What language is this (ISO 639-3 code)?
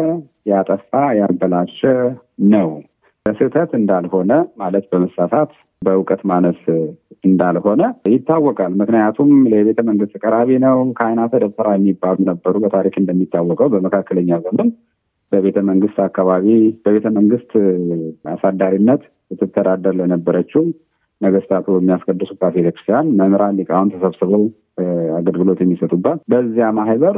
amh